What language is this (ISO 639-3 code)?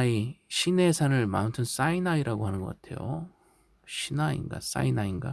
kor